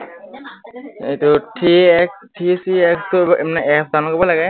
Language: Assamese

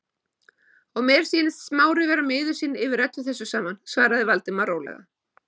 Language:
Icelandic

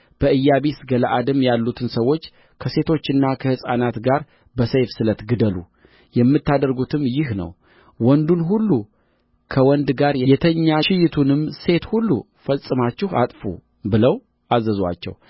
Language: Amharic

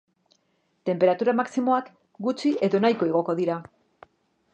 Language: Basque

